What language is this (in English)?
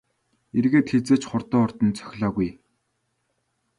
Mongolian